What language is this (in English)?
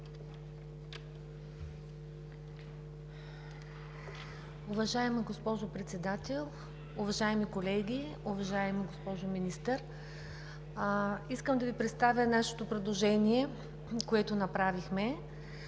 Bulgarian